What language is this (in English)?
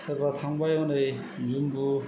Bodo